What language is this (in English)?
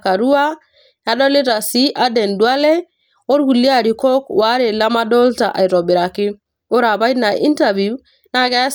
Masai